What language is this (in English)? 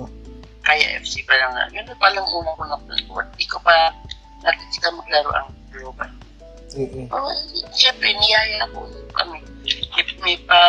Filipino